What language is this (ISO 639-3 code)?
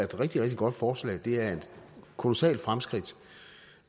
dan